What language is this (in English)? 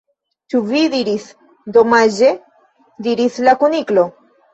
Esperanto